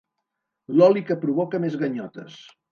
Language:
Catalan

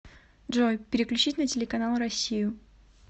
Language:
Russian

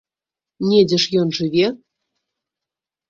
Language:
Belarusian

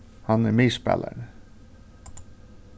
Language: Faroese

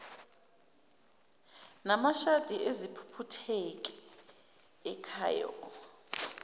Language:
Zulu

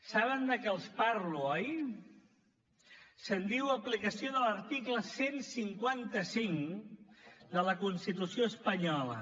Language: Catalan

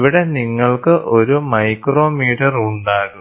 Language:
Malayalam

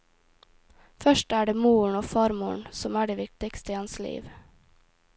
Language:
Norwegian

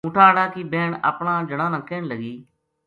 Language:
Gujari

